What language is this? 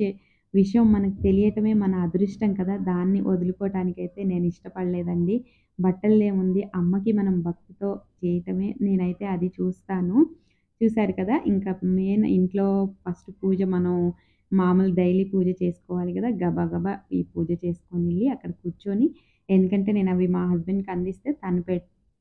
Hindi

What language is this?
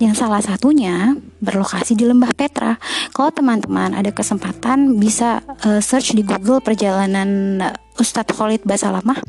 Indonesian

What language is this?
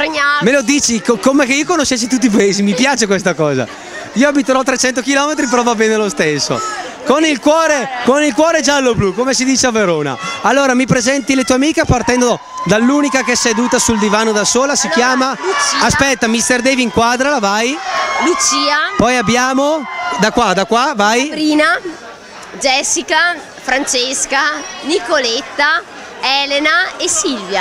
Italian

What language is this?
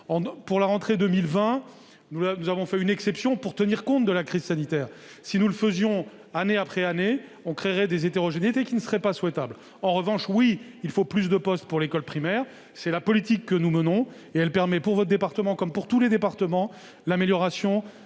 French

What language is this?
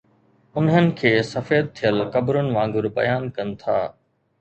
Sindhi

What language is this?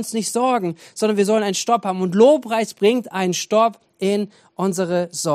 German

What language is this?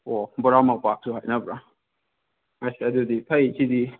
Manipuri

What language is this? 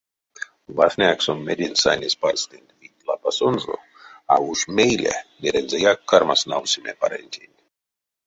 Erzya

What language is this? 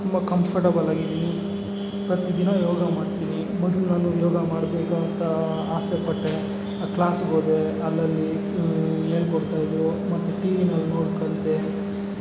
Kannada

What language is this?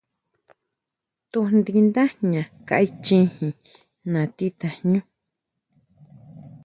Huautla Mazatec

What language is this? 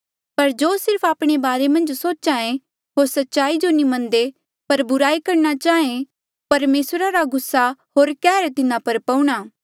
Mandeali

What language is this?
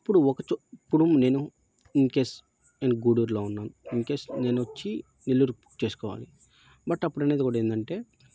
Telugu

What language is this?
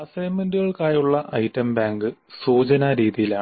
Malayalam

